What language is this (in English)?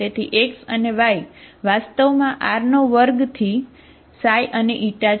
Gujarati